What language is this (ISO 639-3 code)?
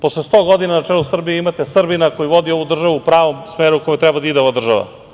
srp